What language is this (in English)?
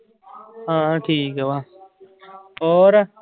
Punjabi